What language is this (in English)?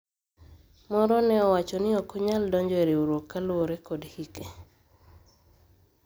Luo (Kenya and Tanzania)